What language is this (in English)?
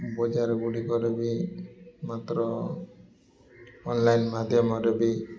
Odia